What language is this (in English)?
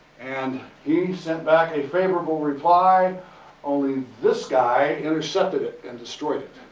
English